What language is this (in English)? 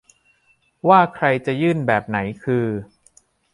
Thai